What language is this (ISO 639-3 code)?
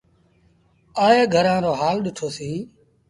sbn